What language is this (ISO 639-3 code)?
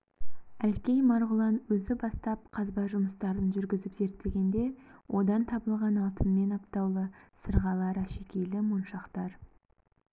kaz